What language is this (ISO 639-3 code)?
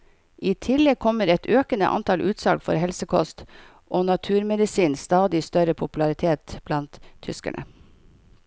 nor